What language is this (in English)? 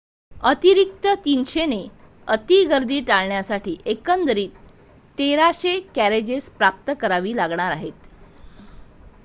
Marathi